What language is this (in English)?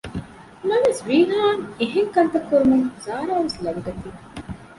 Divehi